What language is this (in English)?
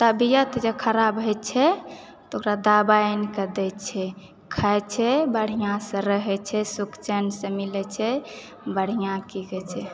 Maithili